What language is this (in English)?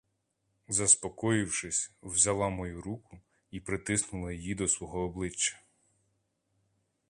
Ukrainian